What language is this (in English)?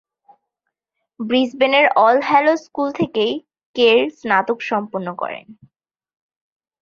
Bangla